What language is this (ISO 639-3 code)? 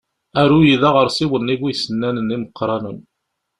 kab